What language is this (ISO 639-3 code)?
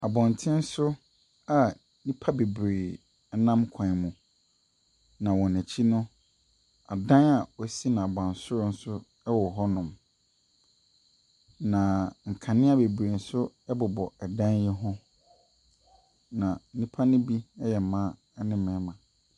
aka